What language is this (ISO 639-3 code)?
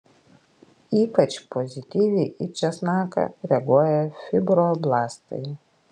lit